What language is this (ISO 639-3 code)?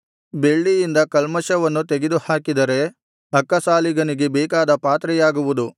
kan